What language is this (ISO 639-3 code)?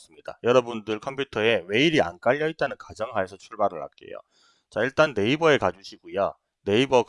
kor